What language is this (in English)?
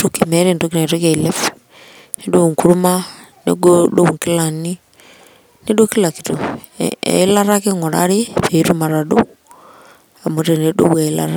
Masai